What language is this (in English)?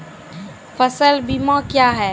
Maithili